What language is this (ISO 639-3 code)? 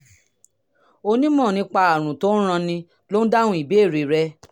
yor